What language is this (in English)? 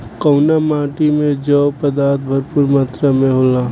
Bhojpuri